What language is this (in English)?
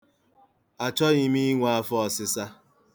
Igbo